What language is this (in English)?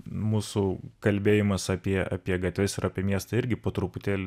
Lithuanian